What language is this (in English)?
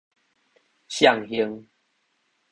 Min Nan Chinese